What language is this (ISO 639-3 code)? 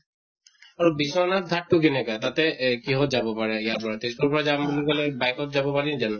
asm